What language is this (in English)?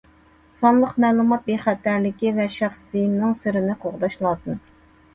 Uyghur